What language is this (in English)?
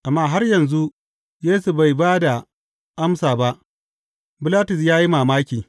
Hausa